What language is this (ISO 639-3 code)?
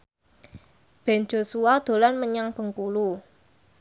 jav